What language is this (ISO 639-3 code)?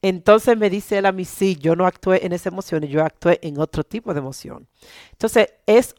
spa